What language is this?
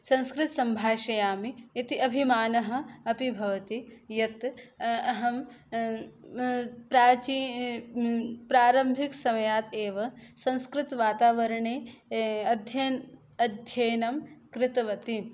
Sanskrit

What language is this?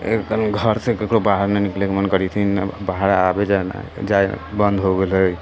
Maithili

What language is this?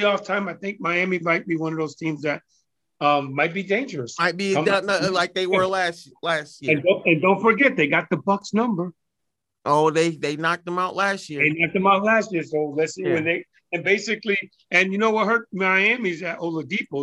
English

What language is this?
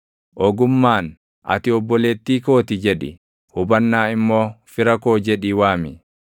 Oromo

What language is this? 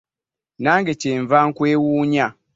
Ganda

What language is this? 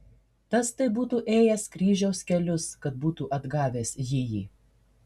Lithuanian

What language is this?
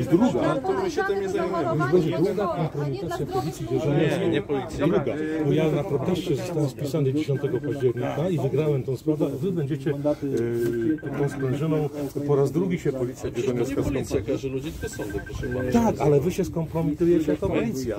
Polish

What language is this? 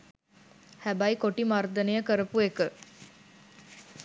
Sinhala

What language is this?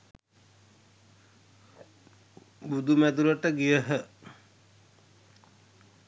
Sinhala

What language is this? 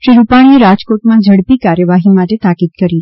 Gujarati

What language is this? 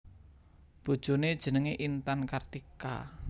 Javanese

